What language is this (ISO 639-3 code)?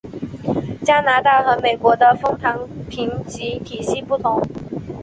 zho